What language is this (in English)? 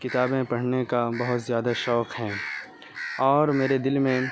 Urdu